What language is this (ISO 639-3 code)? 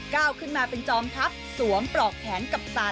tha